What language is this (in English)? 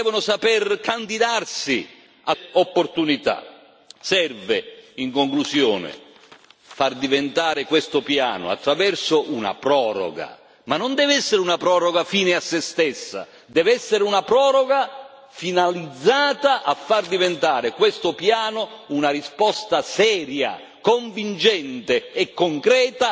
Italian